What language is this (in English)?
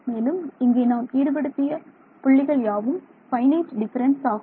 Tamil